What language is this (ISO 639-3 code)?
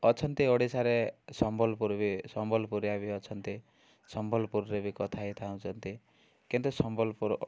ori